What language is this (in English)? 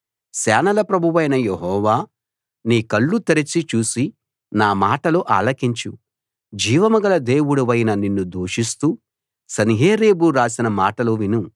Telugu